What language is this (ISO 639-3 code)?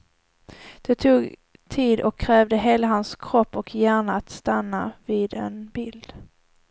swe